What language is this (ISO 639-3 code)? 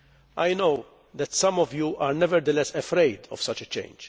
eng